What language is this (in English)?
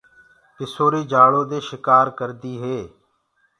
Gurgula